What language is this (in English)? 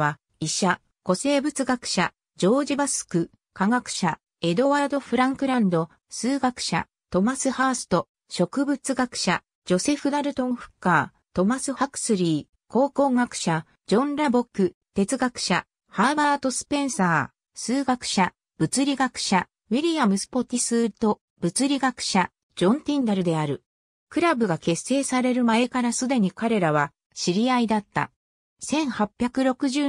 Japanese